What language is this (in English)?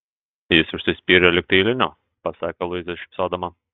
Lithuanian